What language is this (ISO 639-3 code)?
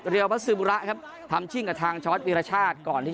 tha